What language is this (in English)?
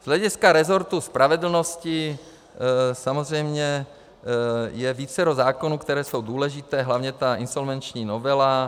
Czech